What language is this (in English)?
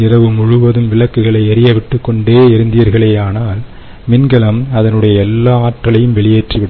Tamil